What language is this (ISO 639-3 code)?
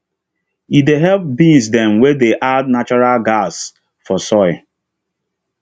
pcm